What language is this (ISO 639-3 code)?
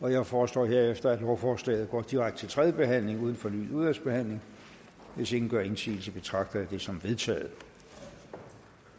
dan